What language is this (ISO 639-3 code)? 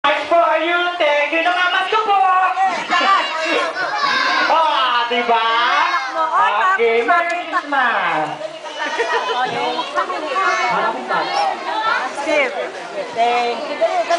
jpn